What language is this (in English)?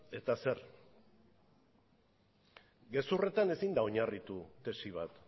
Basque